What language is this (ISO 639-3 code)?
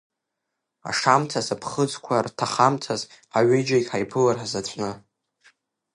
abk